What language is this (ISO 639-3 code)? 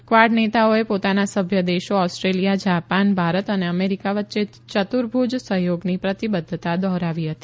guj